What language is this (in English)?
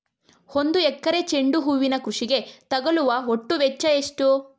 Kannada